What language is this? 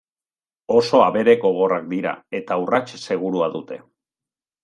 Basque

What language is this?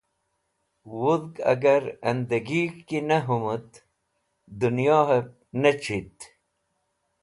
Wakhi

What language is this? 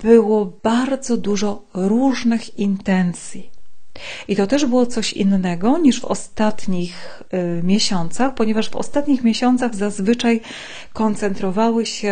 Polish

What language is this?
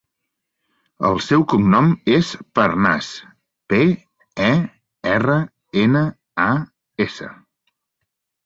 Catalan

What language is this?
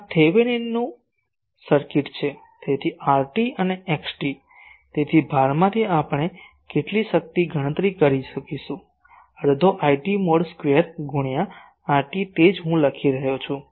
Gujarati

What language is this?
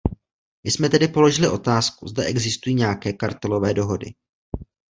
Czech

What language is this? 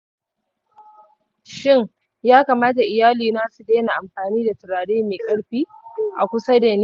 Hausa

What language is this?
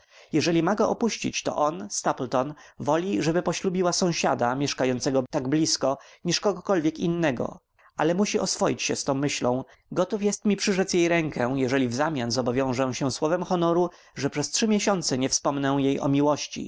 Polish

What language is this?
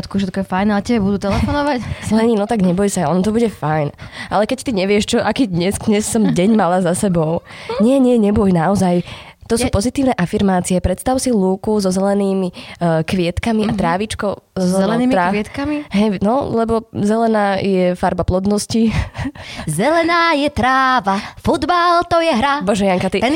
Slovak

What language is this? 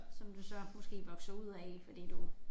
Danish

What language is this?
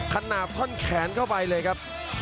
Thai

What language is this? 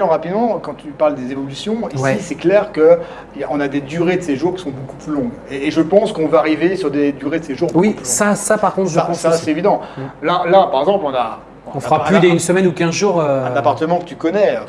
French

